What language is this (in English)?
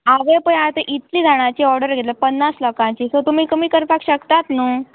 Konkani